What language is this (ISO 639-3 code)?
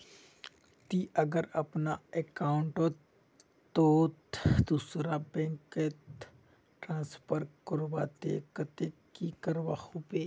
mag